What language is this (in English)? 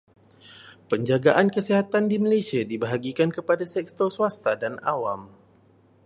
Malay